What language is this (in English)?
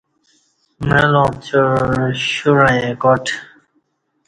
Kati